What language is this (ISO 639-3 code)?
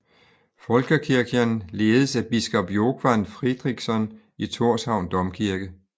dan